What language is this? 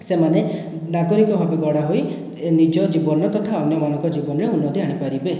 Odia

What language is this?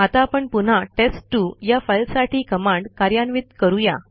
Marathi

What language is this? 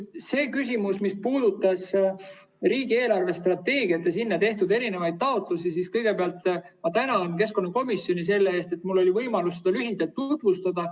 Estonian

